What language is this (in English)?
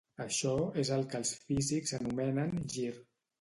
Catalan